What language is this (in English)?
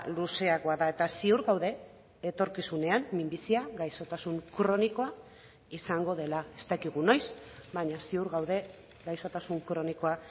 Basque